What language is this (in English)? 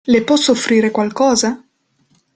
Italian